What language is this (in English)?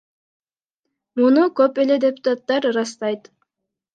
Kyrgyz